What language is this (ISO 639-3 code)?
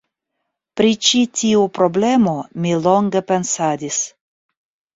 epo